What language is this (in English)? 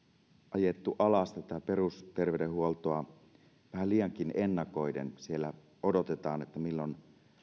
Finnish